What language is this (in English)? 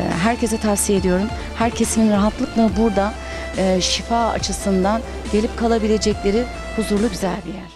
Turkish